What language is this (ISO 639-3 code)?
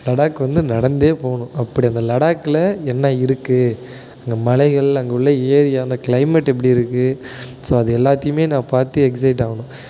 tam